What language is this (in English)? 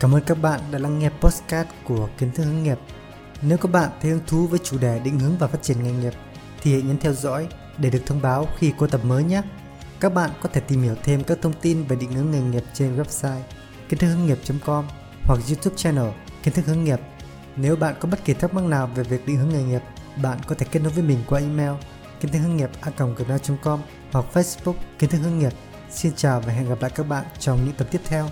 Vietnamese